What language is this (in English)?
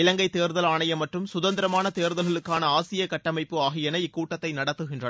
Tamil